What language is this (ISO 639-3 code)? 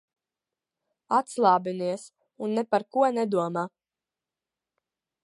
lav